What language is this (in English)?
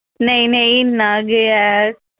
Dogri